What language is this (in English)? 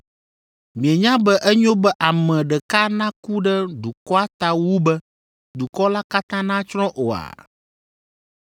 Ewe